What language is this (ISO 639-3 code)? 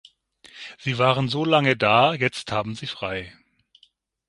deu